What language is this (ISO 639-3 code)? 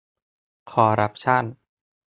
tha